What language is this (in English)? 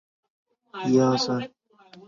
Chinese